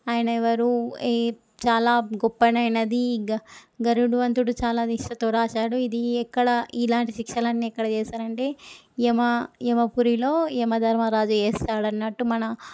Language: Telugu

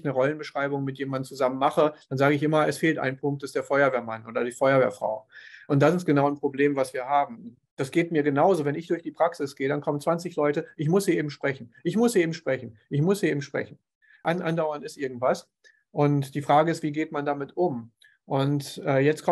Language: German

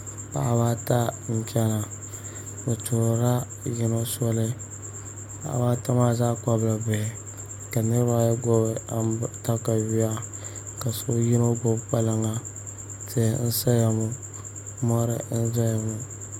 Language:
Dagbani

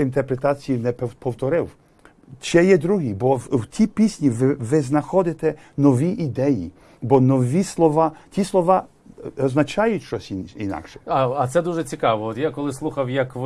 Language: Ukrainian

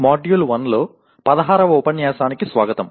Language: Telugu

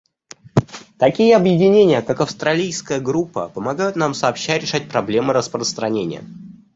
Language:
Russian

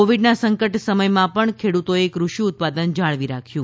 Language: Gujarati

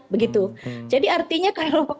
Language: Indonesian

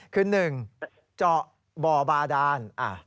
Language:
Thai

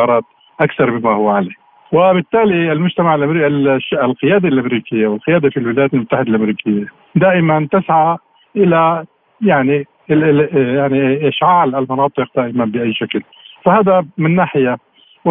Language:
Arabic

